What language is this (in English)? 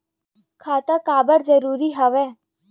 Chhattisgarhi